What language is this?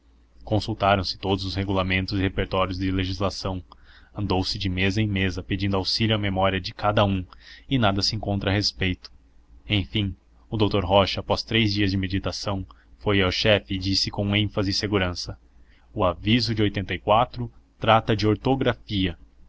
Portuguese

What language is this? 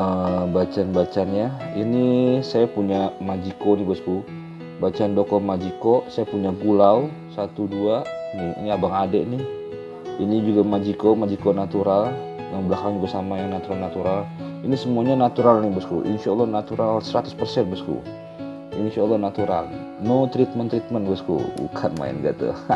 Indonesian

